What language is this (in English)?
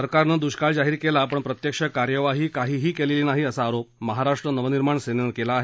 Marathi